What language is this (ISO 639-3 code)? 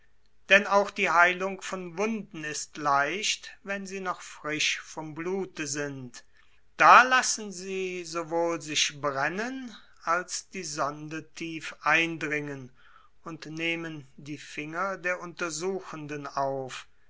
deu